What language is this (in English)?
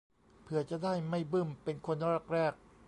Thai